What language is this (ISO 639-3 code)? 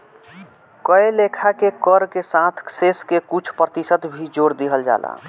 bho